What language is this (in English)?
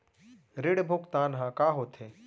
Chhattisgarhi